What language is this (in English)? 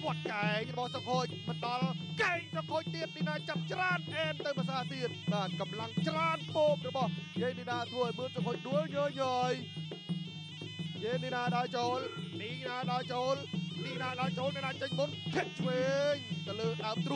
Thai